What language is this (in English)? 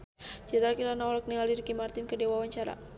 Sundanese